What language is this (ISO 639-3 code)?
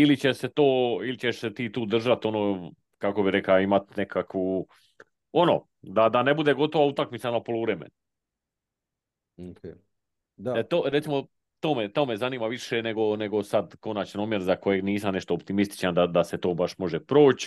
hrv